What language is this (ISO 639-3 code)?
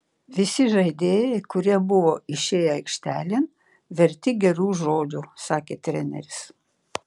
lit